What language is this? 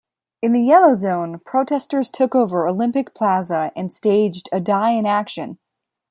English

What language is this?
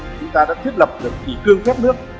Vietnamese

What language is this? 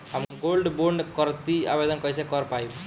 Bhojpuri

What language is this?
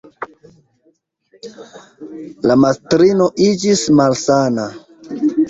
Esperanto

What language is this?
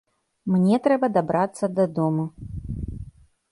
Belarusian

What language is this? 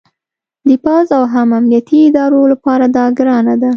Pashto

